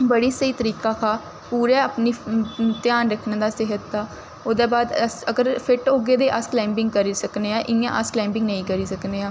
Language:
Dogri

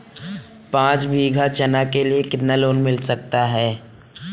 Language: Hindi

